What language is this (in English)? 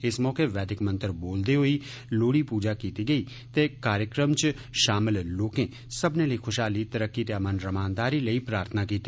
Dogri